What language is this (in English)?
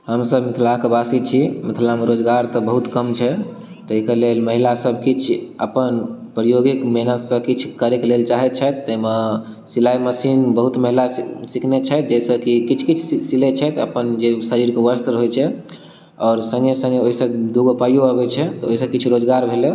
Maithili